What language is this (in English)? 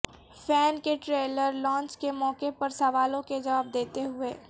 Urdu